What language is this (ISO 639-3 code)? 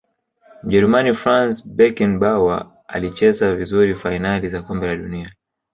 swa